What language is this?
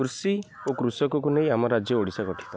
Odia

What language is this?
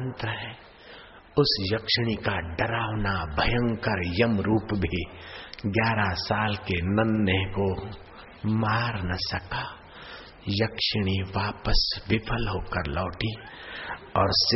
Hindi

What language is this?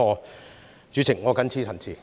Cantonese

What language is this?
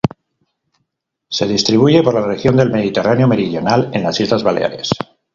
Spanish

